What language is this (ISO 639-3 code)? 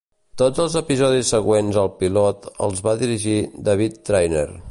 cat